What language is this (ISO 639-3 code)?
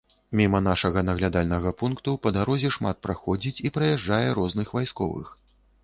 bel